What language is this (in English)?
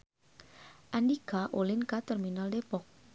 Sundanese